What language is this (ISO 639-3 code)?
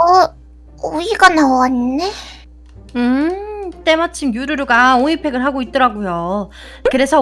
kor